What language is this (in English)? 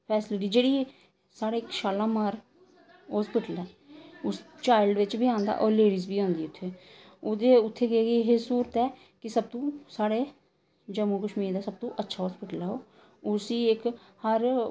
Dogri